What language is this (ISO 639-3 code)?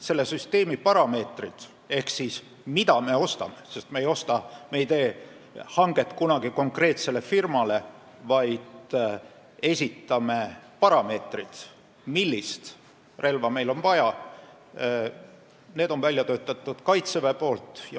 est